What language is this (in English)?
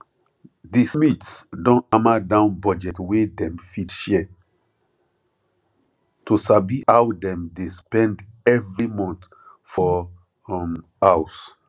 Nigerian Pidgin